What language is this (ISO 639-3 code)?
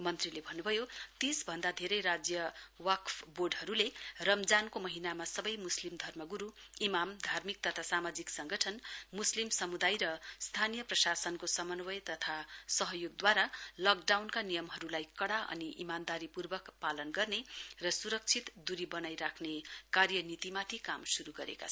nep